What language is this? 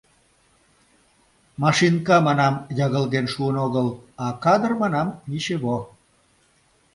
Mari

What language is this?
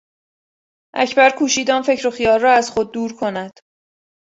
Persian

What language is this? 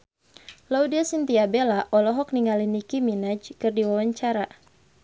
Sundanese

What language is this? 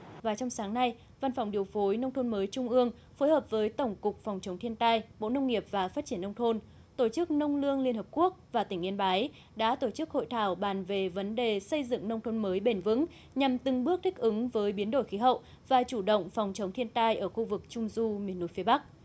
Vietnamese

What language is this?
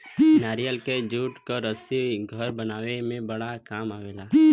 Bhojpuri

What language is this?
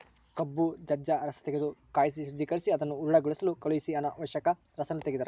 Kannada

